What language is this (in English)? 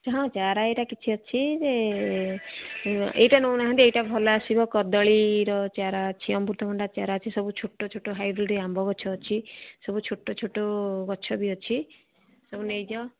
Odia